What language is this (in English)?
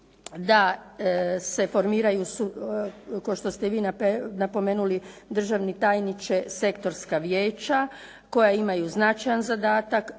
Croatian